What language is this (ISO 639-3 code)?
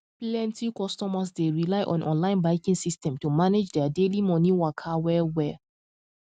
pcm